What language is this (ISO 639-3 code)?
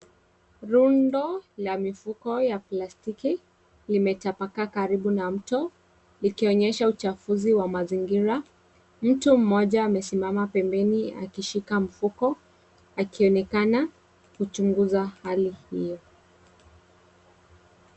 swa